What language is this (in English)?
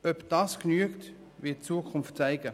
Swiss German